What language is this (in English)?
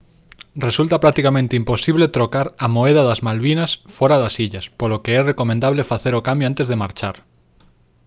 Galician